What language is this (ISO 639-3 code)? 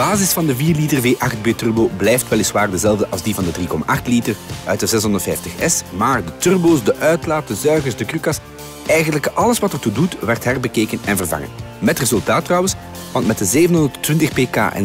nld